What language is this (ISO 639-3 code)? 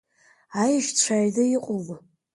abk